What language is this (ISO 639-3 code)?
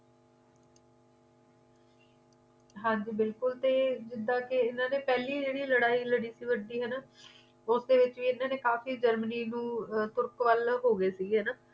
pan